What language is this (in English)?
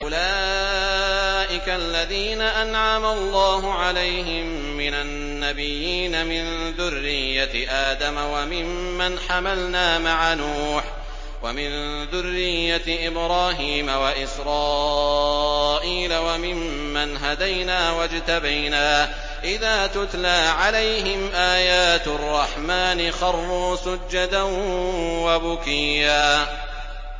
Arabic